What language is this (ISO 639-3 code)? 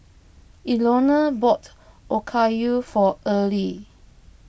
eng